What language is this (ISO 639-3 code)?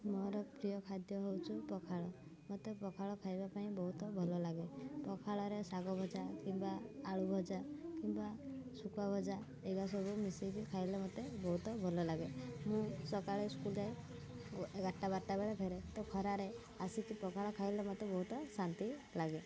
ori